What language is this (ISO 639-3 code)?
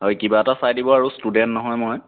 asm